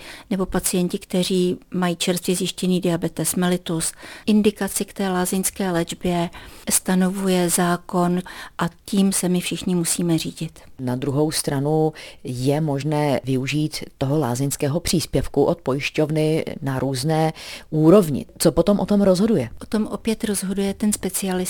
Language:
Czech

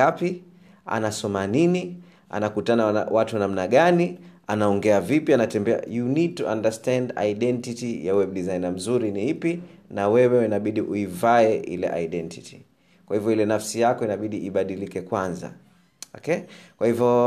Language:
Swahili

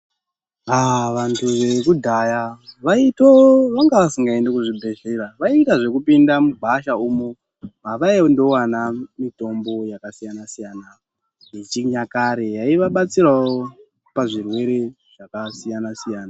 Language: Ndau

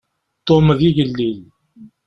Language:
Kabyle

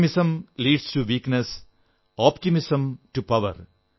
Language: Malayalam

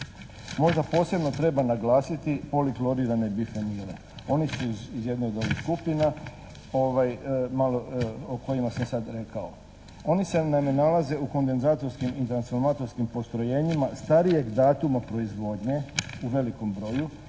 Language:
Croatian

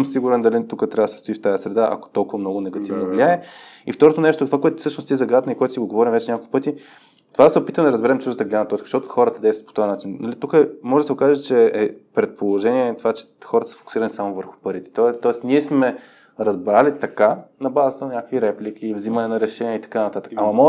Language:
Bulgarian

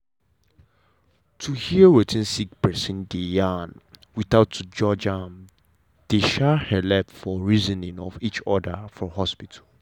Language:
Nigerian Pidgin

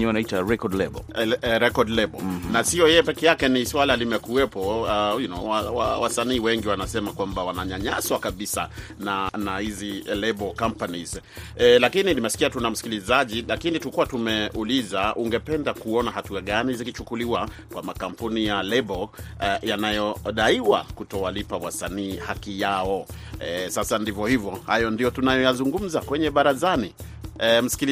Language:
Swahili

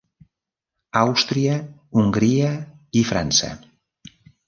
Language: Catalan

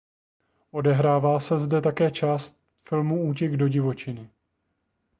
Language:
Czech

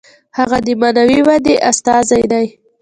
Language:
Pashto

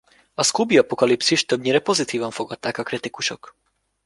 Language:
Hungarian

